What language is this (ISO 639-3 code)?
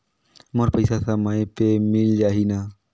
hne